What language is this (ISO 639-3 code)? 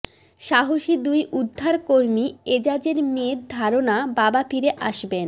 ben